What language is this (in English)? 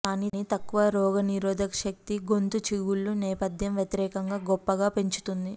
Telugu